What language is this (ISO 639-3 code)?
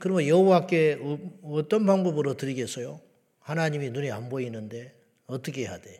kor